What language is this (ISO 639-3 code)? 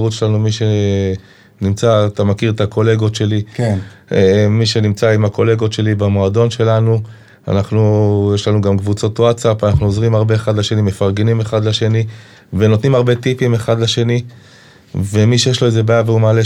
heb